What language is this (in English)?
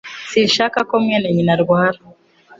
Kinyarwanda